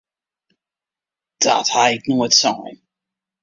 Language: Western Frisian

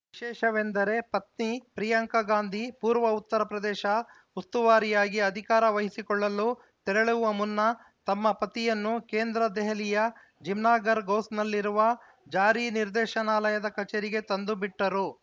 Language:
Kannada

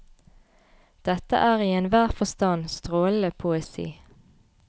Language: Norwegian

